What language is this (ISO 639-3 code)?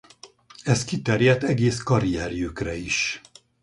hun